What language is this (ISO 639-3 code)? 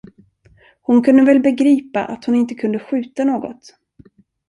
swe